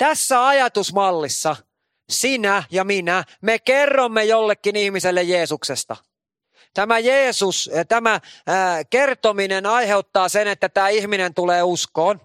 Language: Finnish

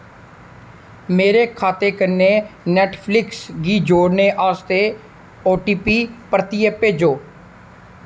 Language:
Dogri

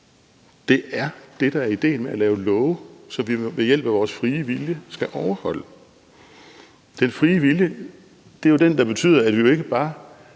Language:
Danish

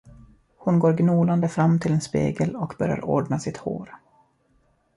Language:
Swedish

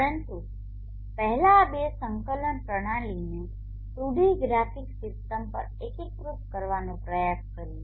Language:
Gujarati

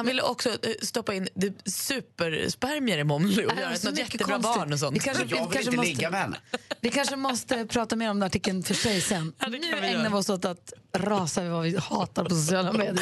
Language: Swedish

